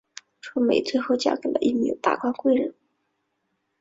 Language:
Chinese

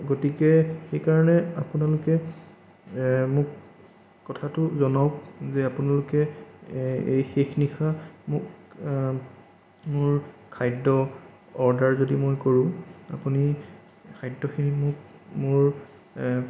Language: Assamese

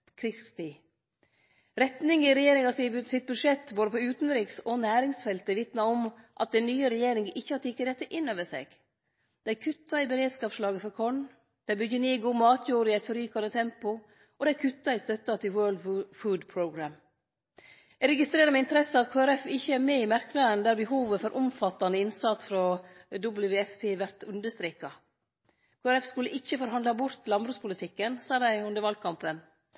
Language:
Norwegian Nynorsk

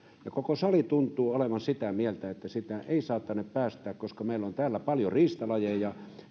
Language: Finnish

